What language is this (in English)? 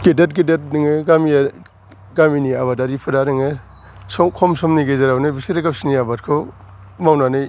Bodo